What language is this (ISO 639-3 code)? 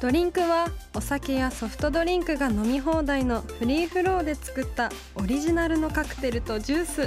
jpn